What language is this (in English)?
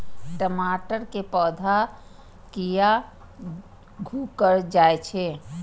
Maithili